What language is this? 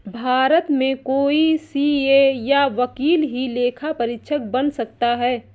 Hindi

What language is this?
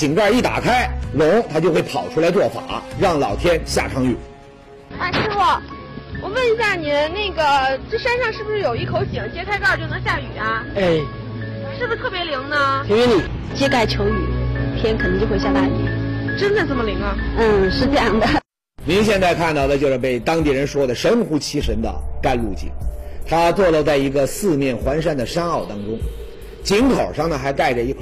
Chinese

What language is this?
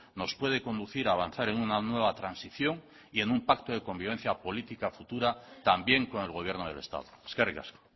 Spanish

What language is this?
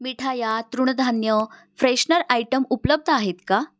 Marathi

